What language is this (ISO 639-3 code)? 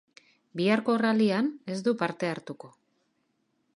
eus